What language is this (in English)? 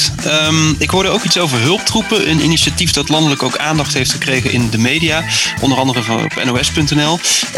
Dutch